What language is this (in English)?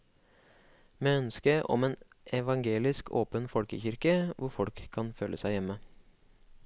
Norwegian